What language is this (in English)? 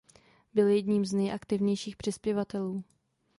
Czech